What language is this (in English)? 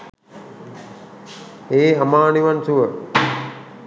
Sinhala